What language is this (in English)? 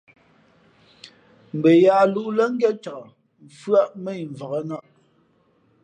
Fe'fe'